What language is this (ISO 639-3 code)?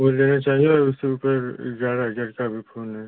hin